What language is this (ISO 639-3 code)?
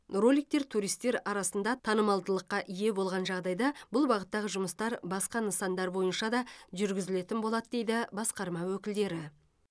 kaz